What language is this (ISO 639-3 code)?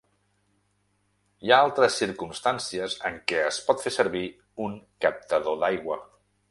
cat